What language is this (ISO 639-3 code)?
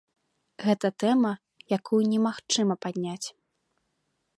bel